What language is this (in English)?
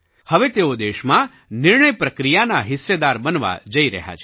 Gujarati